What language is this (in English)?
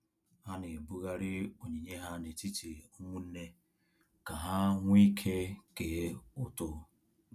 Igbo